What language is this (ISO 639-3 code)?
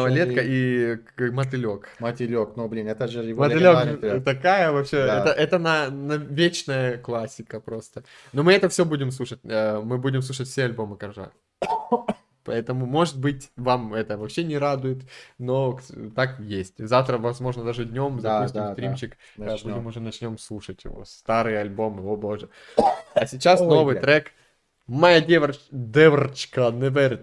rus